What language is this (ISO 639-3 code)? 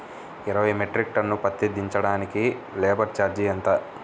tel